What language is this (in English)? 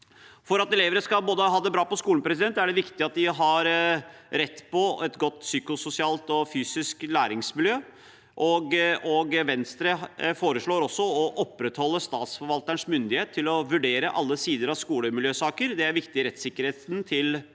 Norwegian